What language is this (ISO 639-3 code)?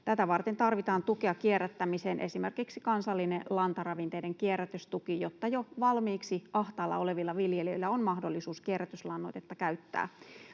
fin